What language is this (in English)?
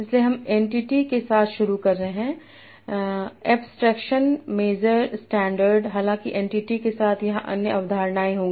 Hindi